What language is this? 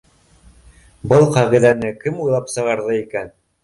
Bashkir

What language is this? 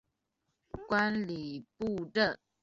Chinese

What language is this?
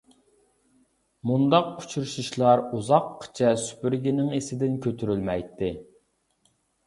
Uyghur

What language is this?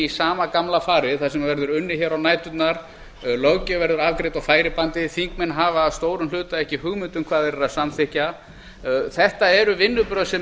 Icelandic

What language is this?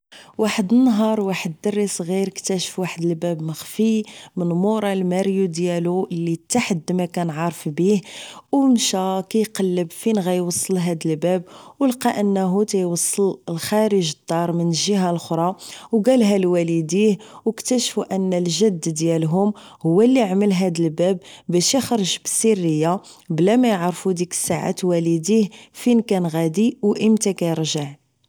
Moroccan Arabic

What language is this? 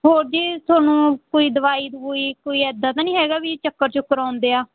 Punjabi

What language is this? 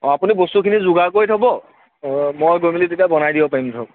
Assamese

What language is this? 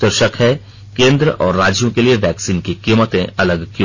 Hindi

